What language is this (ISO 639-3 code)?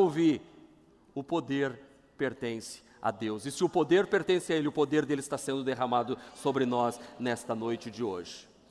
por